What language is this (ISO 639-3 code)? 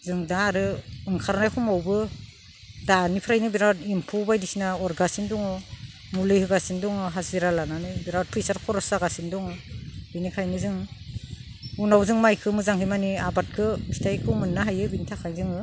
brx